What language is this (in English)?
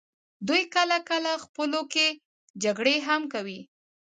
Pashto